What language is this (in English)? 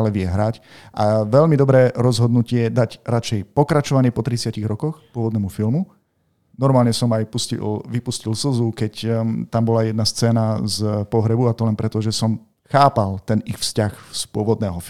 Slovak